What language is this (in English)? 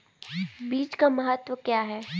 Hindi